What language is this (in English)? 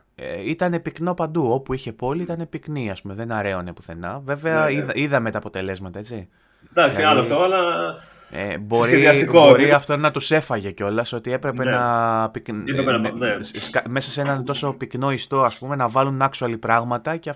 Greek